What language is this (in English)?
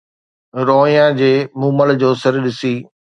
Sindhi